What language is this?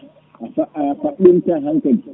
Fula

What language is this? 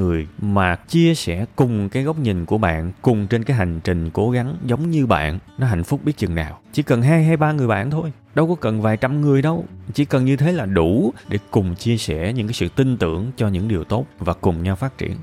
Vietnamese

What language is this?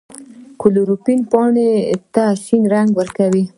Pashto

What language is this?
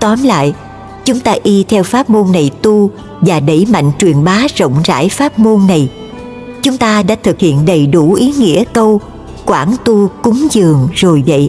Vietnamese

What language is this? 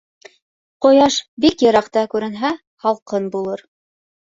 Bashkir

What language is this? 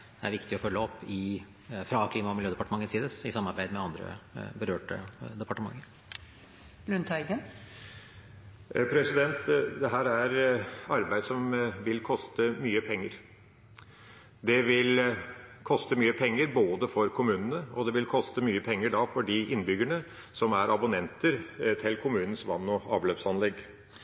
Norwegian Bokmål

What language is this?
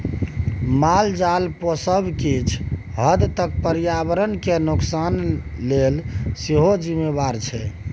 Maithili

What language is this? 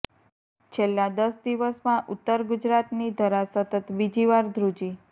Gujarati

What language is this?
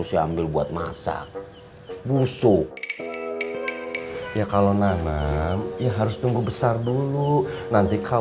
Indonesian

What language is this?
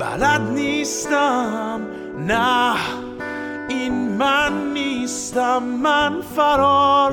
Persian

